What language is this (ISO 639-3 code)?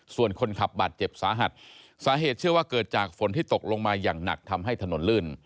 tha